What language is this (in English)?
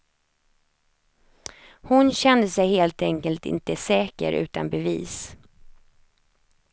Swedish